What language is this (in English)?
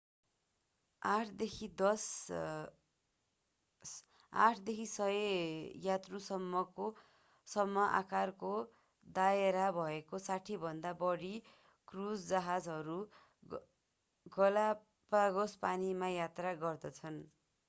Nepali